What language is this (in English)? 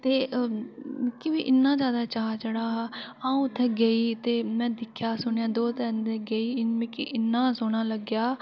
Dogri